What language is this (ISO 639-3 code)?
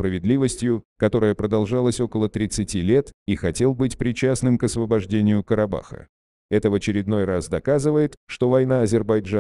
rus